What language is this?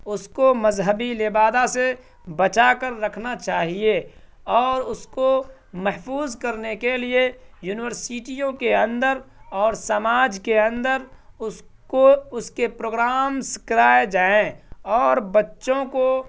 Urdu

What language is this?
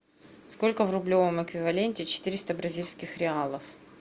Russian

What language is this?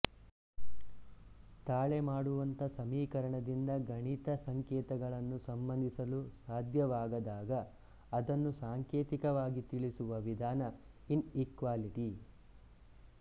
Kannada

